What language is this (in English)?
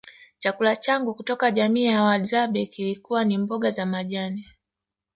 Swahili